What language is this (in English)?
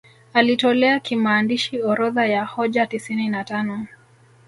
Swahili